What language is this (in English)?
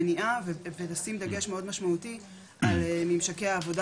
Hebrew